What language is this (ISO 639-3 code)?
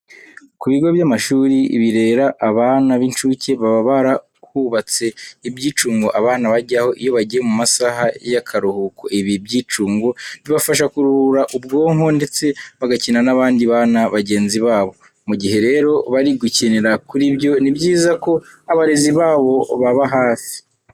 kin